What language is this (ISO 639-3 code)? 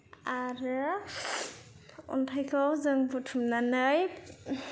brx